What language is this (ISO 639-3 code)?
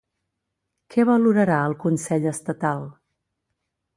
cat